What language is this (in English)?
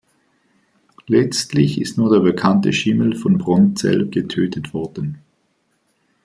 German